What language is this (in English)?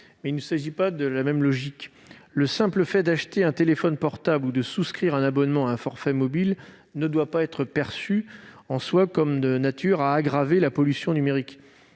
French